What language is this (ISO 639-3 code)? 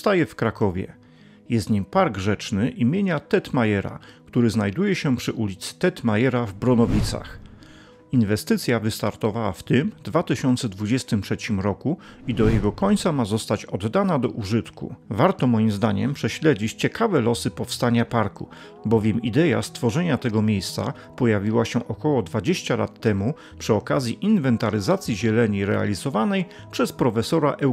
pol